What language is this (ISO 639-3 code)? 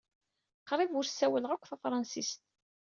kab